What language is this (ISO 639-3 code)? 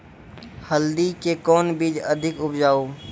mai